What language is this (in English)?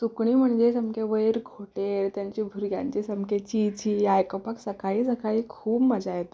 Konkani